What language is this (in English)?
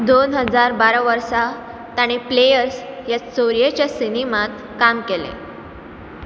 Konkani